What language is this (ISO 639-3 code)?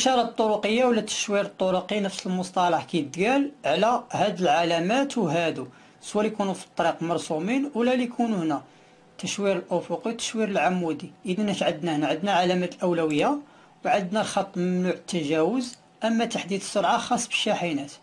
ara